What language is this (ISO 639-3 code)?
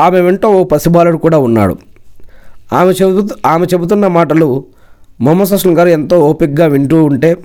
tel